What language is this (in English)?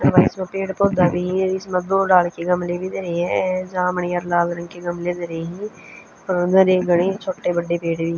Haryanvi